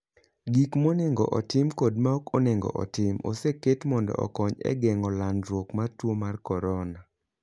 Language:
Luo (Kenya and Tanzania)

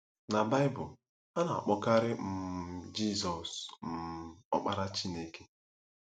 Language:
Igbo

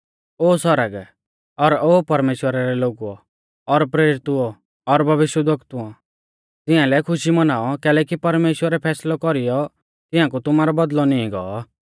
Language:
Mahasu Pahari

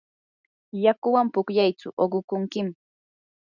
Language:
Yanahuanca Pasco Quechua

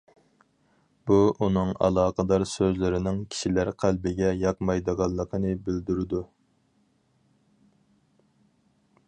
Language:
Uyghur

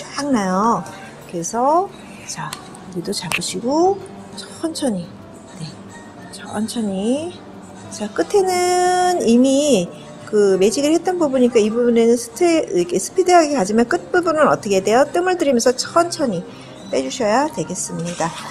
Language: Korean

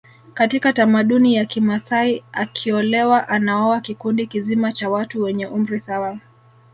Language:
Swahili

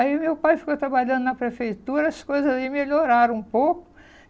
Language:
Portuguese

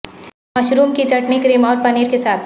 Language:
Urdu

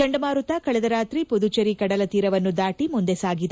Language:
Kannada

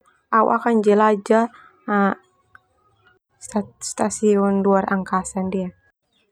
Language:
Termanu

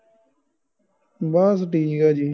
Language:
Punjabi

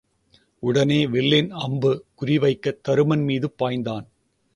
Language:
Tamil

